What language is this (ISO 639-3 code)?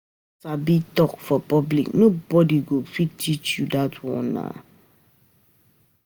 pcm